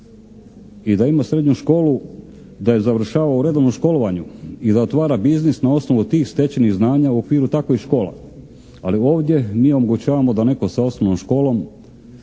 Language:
Croatian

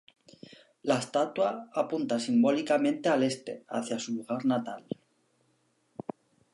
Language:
Spanish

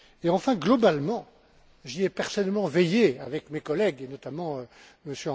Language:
French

